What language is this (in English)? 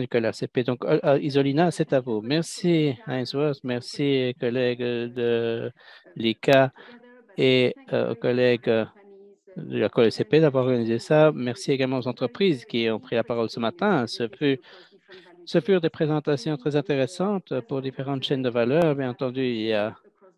French